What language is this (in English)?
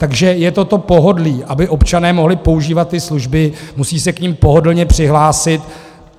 Czech